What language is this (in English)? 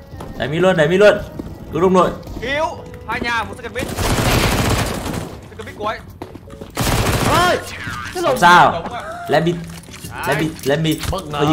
Vietnamese